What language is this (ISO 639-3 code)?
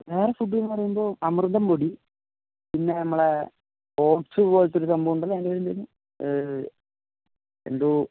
mal